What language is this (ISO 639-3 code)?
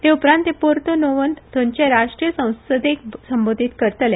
kok